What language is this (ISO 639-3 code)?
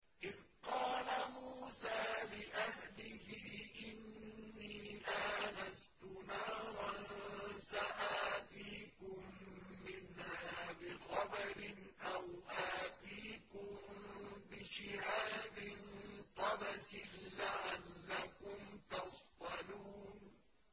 ara